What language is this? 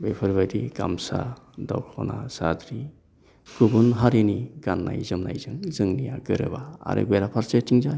Bodo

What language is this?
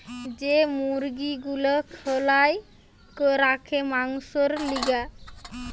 Bangla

